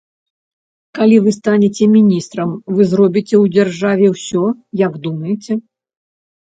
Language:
Belarusian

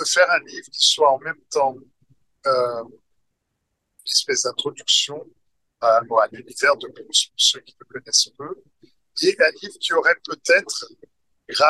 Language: French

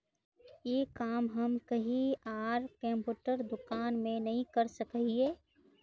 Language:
Magahi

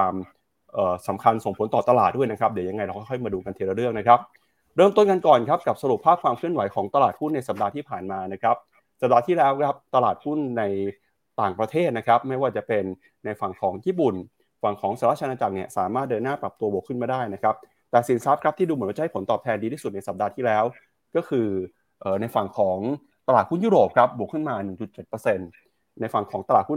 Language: Thai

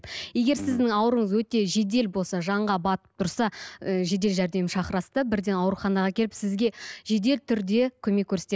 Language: Kazakh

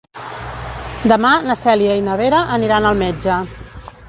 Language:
Catalan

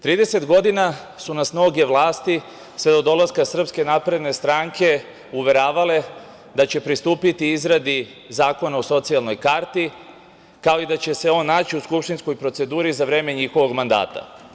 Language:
Serbian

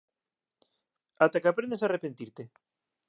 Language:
Galician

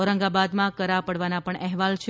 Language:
Gujarati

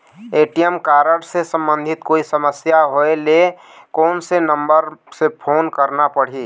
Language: Chhattisgarhi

